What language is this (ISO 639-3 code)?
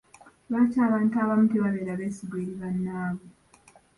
lug